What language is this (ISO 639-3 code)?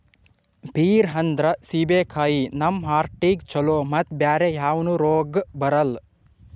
kan